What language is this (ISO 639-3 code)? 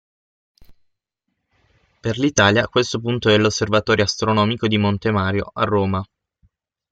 ita